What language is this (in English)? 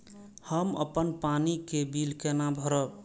Maithili